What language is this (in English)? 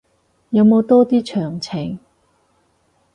Cantonese